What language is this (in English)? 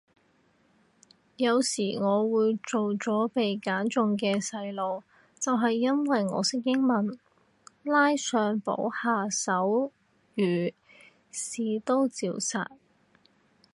Cantonese